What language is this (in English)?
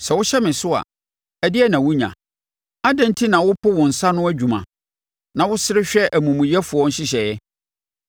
Akan